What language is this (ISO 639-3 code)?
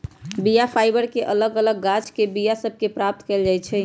mag